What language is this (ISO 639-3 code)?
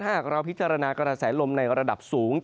tha